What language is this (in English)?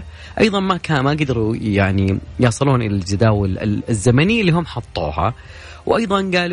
Arabic